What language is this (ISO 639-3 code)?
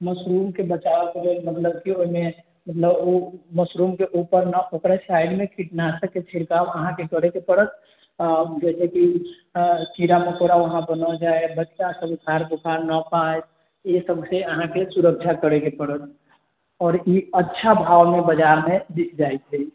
mai